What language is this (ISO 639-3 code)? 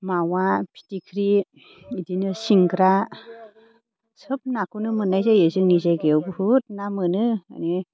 brx